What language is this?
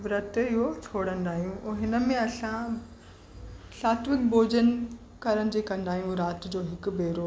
Sindhi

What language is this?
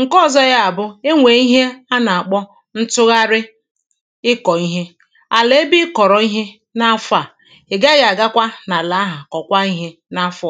Igbo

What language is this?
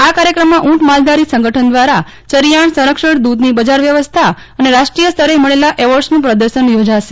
Gujarati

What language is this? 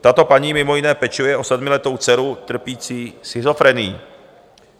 Czech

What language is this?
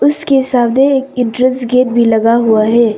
Hindi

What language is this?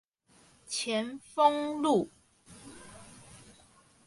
Chinese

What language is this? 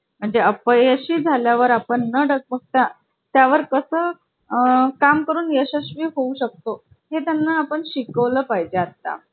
Marathi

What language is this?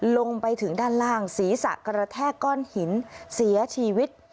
Thai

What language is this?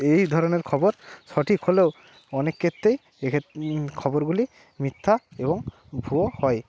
Bangla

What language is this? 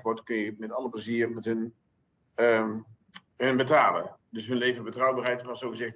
Dutch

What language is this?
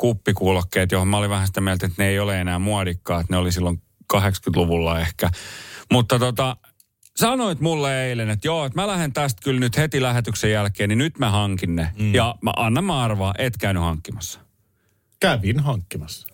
Finnish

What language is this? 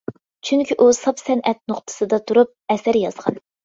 Uyghur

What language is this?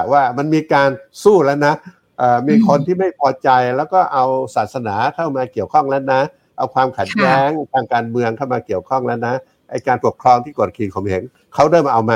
Thai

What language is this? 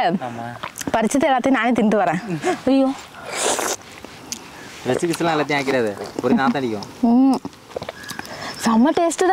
Indonesian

